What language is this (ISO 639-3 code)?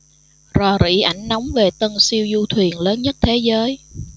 vie